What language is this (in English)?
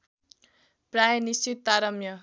Nepali